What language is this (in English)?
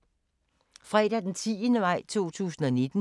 Danish